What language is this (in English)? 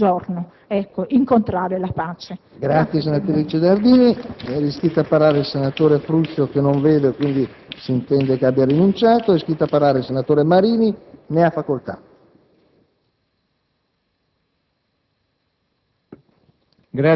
Italian